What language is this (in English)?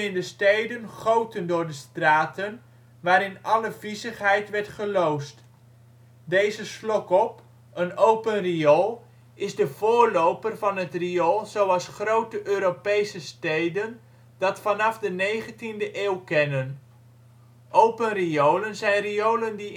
Dutch